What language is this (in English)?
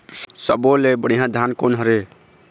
Chhattisgarhi